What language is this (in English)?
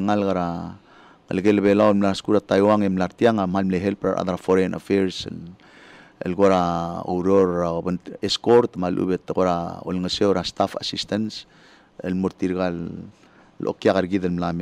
Filipino